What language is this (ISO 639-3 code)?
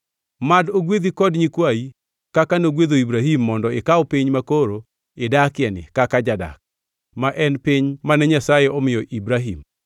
luo